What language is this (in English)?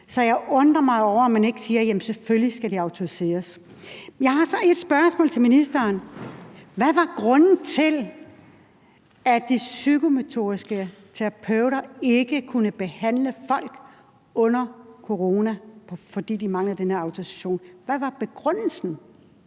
Danish